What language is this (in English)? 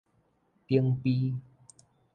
Min Nan Chinese